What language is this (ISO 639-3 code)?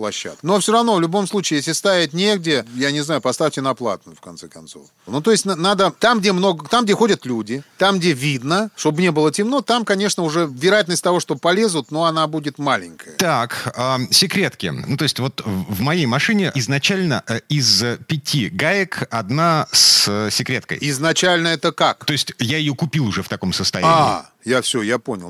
rus